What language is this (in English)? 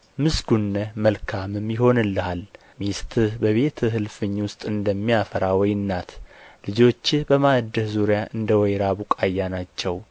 Amharic